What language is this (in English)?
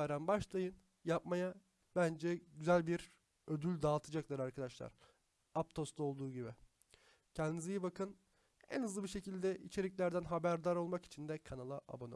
Turkish